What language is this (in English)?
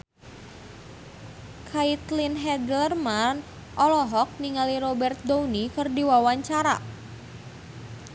Sundanese